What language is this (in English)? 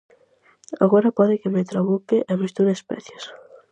Galician